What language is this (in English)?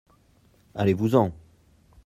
French